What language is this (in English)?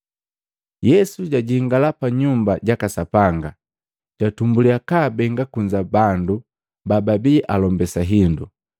Matengo